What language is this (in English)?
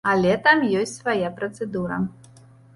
Belarusian